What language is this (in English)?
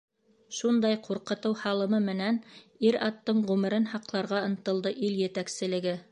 Bashkir